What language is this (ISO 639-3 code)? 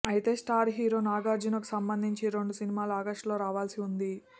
tel